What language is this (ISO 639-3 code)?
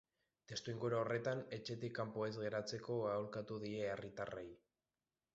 eus